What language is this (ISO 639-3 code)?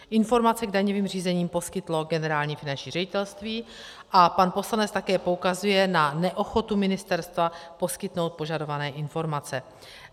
ces